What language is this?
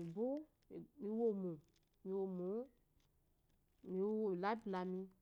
Eloyi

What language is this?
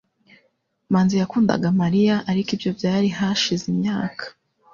Kinyarwanda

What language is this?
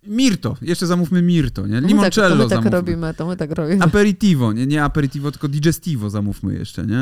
Polish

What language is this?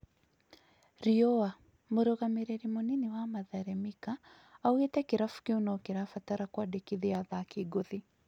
Kikuyu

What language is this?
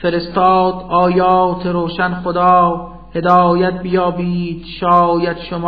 Persian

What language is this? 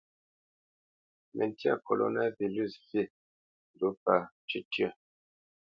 Bamenyam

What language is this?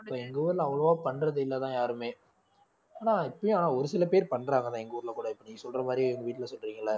Tamil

